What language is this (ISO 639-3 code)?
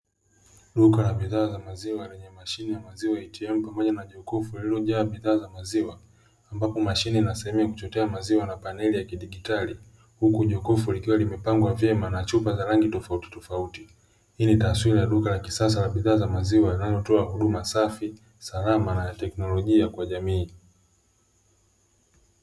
swa